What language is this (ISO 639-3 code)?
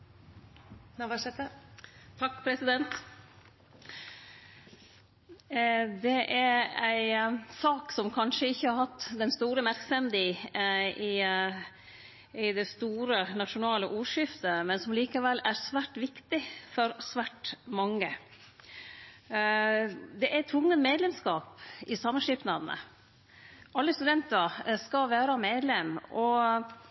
nno